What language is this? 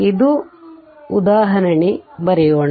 Kannada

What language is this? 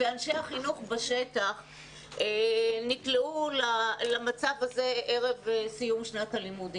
Hebrew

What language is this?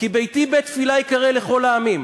Hebrew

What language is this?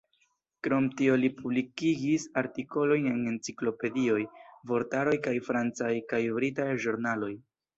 Esperanto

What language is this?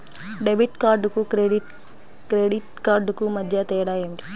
Telugu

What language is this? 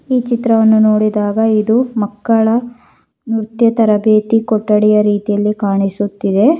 Kannada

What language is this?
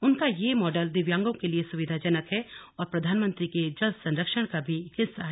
Hindi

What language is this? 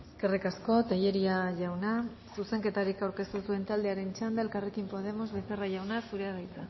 Basque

